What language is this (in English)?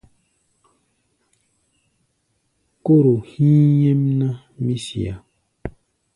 Gbaya